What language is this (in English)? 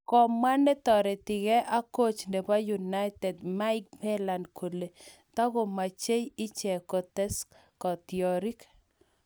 Kalenjin